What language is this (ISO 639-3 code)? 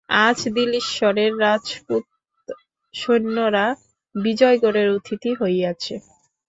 ben